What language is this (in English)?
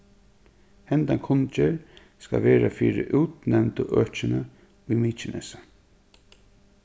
Faroese